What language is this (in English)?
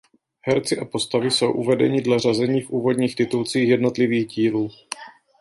Czech